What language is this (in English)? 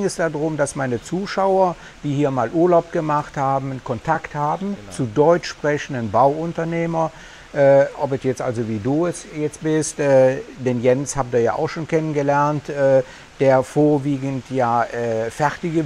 German